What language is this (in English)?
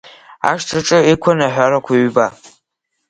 Abkhazian